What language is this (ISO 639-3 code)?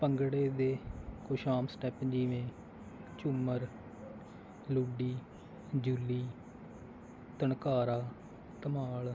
pan